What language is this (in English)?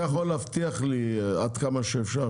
Hebrew